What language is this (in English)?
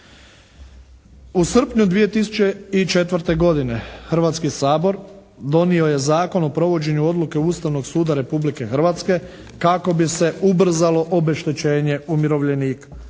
Croatian